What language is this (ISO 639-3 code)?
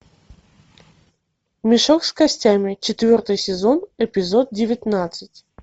rus